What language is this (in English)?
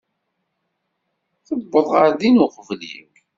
Kabyle